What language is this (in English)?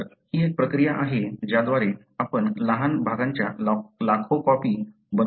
Marathi